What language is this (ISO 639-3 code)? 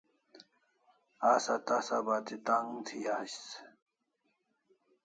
kls